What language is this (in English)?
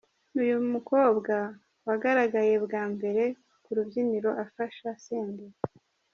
Kinyarwanda